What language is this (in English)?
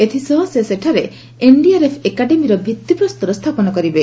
Odia